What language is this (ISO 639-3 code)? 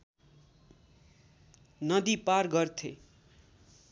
nep